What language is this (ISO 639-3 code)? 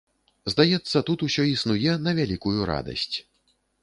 bel